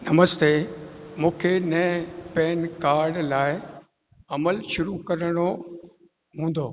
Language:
Sindhi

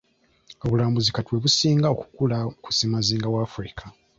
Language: Ganda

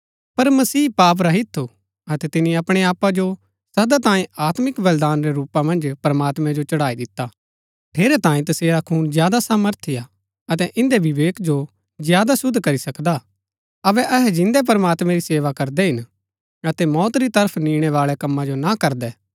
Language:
Gaddi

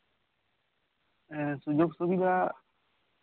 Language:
Santali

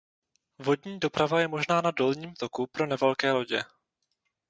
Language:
Czech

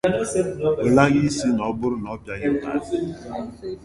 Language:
Igbo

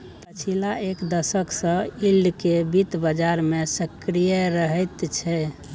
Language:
Maithili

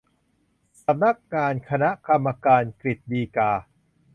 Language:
Thai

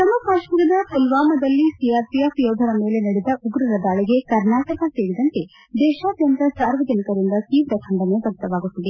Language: Kannada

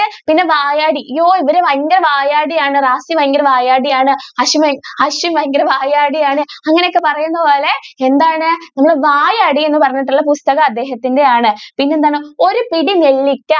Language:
Malayalam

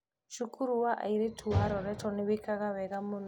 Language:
Kikuyu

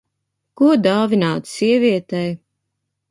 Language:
Latvian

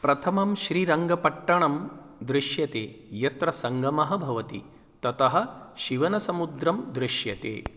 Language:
Sanskrit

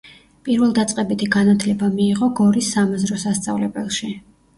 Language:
Georgian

